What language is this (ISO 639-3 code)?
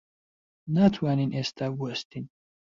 ckb